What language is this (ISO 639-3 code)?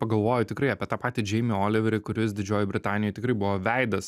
lit